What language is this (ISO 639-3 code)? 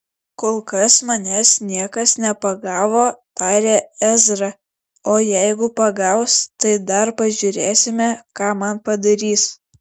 lit